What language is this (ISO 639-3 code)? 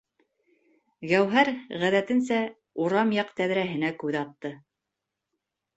bak